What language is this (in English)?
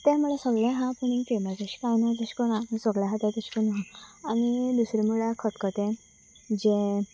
Konkani